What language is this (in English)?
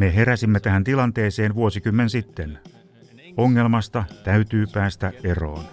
Finnish